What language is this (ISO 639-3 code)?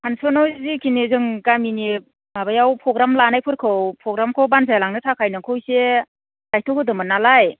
brx